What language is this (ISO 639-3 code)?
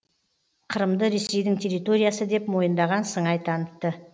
kaz